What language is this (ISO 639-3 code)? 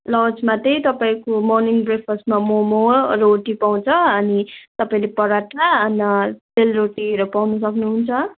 nep